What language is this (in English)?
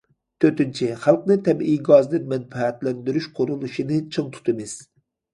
Uyghur